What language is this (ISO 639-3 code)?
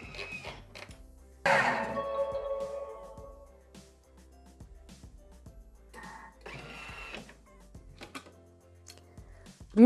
ita